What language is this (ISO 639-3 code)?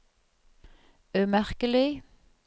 nor